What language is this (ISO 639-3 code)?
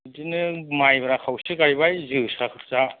brx